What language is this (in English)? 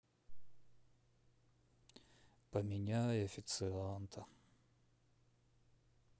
Russian